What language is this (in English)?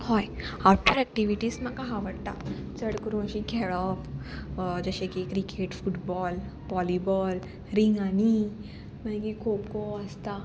Konkani